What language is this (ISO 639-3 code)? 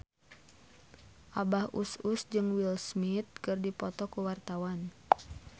sun